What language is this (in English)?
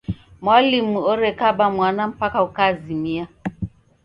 Taita